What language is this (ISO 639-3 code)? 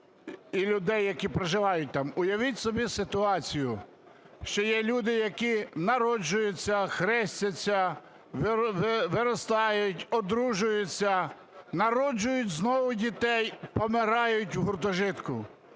ukr